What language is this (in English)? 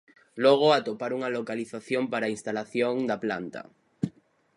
Galician